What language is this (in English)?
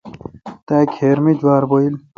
Kalkoti